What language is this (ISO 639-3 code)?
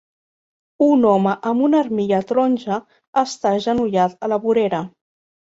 cat